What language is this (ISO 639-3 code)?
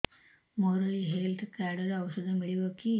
ori